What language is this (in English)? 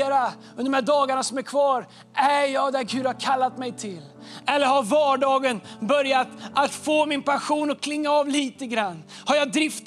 Swedish